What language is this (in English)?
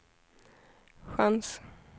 Swedish